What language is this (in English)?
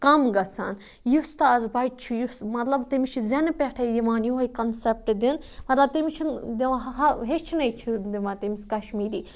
Kashmiri